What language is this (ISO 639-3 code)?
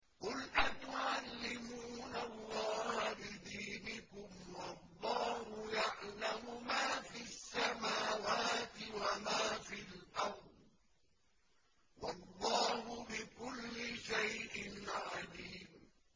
ara